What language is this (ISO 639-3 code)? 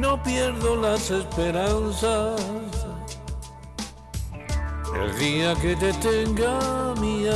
spa